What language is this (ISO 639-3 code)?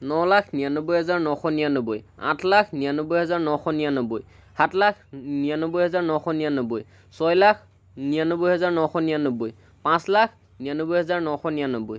asm